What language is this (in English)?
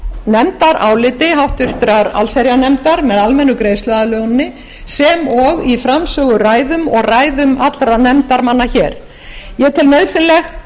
Icelandic